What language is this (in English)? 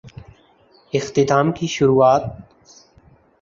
Urdu